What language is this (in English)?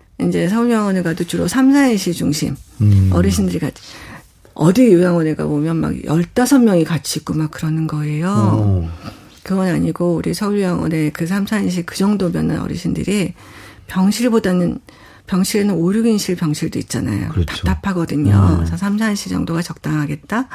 Korean